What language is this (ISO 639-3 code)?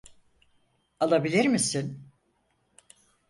tur